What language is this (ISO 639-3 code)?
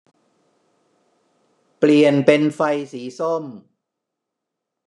tha